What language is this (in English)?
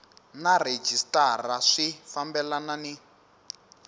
Tsonga